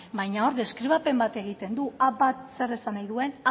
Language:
Basque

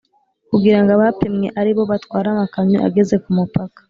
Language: Kinyarwanda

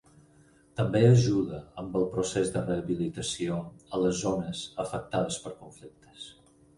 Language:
Catalan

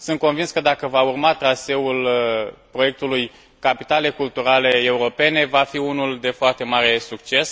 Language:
Romanian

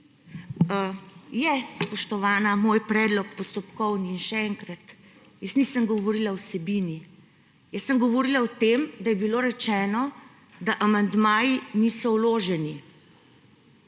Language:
Slovenian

